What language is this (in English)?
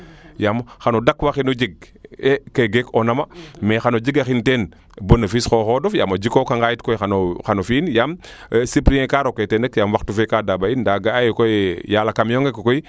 Serer